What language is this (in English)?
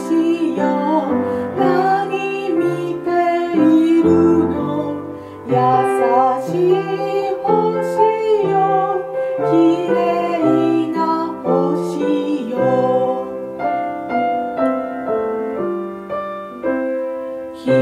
Korean